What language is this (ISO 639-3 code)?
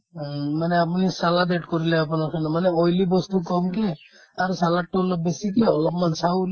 asm